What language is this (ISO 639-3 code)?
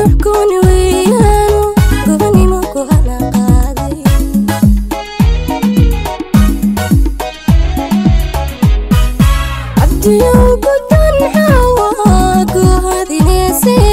ara